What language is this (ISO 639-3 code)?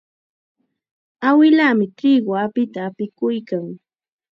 qxa